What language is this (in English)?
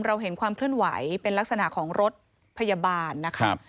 Thai